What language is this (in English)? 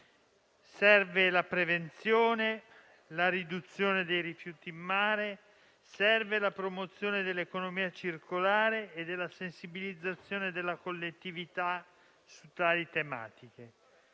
Italian